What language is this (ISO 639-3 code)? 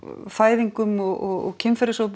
isl